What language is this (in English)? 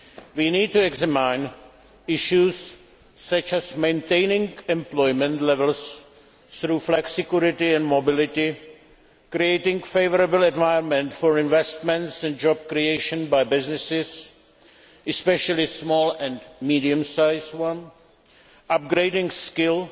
English